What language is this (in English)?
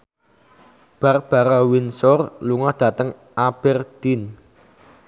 Javanese